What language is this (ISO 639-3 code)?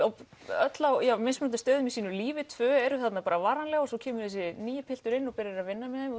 isl